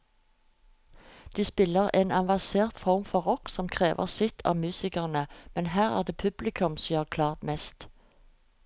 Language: Norwegian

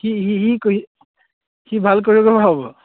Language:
Assamese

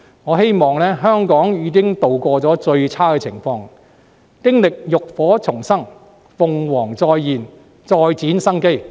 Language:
Cantonese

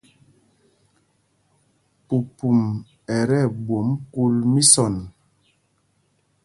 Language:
Mpumpong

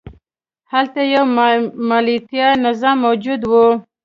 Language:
Pashto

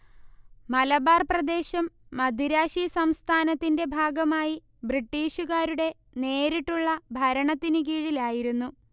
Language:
Malayalam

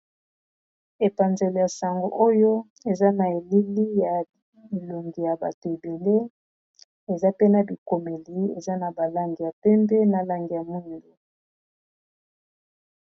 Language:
Lingala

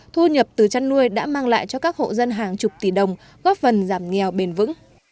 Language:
Vietnamese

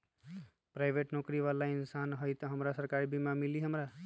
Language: Magahi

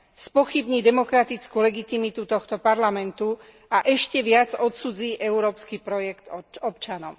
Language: Slovak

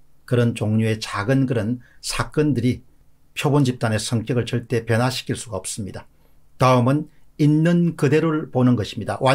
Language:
Korean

